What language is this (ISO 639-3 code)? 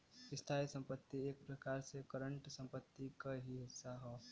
bho